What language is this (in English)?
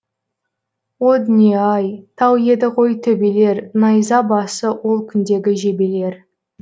Kazakh